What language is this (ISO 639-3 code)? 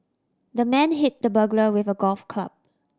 eng